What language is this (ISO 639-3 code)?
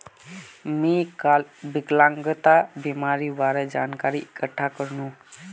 mag